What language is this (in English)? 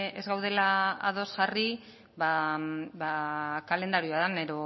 Basque